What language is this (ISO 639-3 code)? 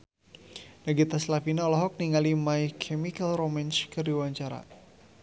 sun